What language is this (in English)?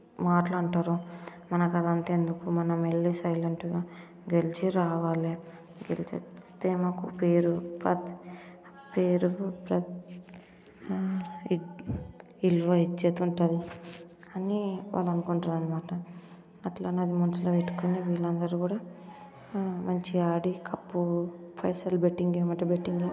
Telugu